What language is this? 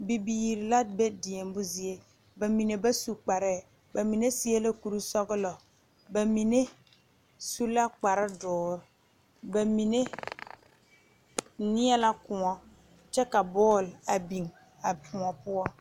Southern Dagaare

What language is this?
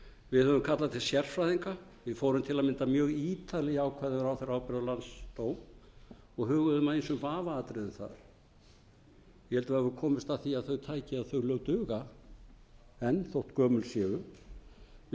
Icelandic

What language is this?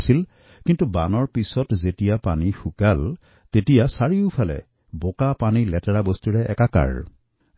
Assamese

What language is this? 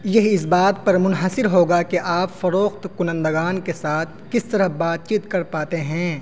Urdu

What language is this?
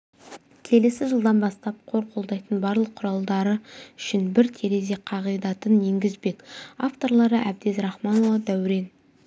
Kazakh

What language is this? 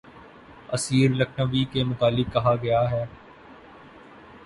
Urdu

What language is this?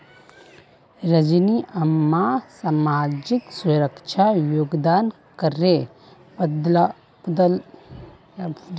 Magahi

